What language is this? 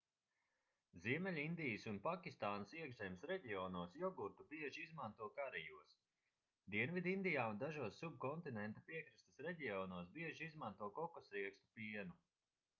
Latvian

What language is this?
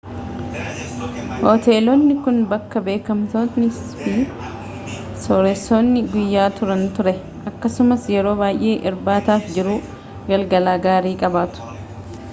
Oromo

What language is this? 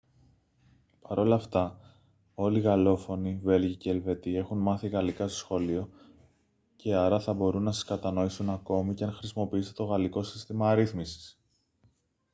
Greek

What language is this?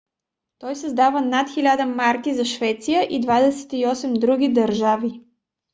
Bulgarian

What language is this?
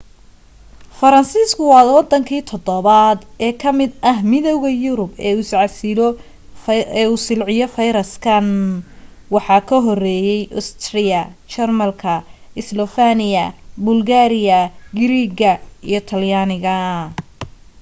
Somali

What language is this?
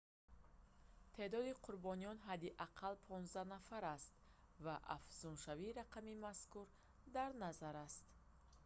Tajik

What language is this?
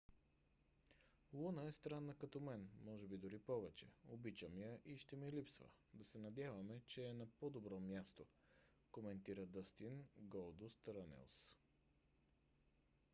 Bulgarian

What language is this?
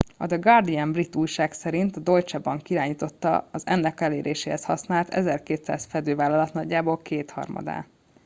Hungarian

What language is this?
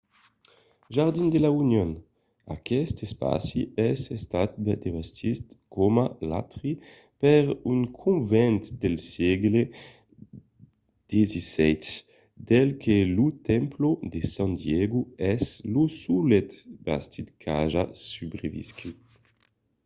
Occitan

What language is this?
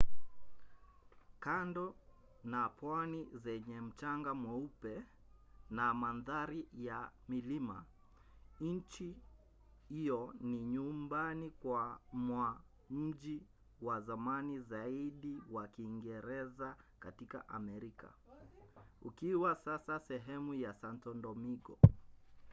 Swahili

